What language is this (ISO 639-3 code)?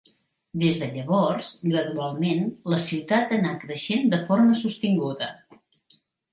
cat